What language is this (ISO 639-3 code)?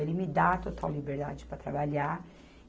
por